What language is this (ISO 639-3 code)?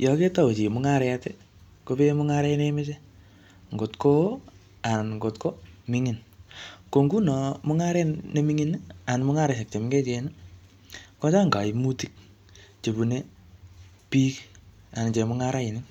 kln